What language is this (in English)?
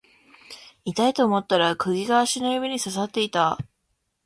Japanese